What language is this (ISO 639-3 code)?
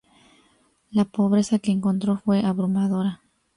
spa